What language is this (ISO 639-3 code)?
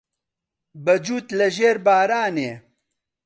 ckb